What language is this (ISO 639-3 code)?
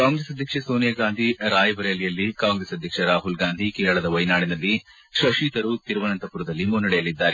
kan